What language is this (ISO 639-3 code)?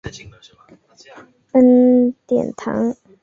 zho